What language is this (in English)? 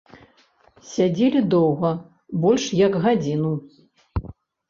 Belarusian